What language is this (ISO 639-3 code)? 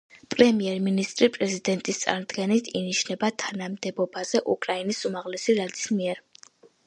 kat